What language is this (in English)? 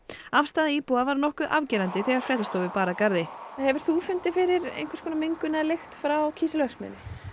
Icelandic